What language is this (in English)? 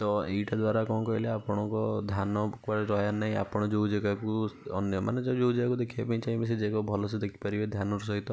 Odia